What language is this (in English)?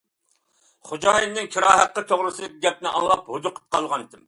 Uyghur